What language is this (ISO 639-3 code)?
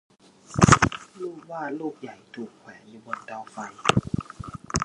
tha